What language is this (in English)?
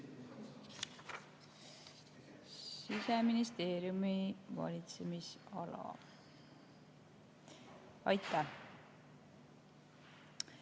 Estonian